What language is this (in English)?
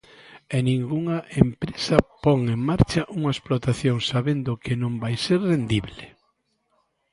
Galician